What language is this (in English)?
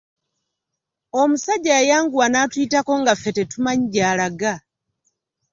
Ganda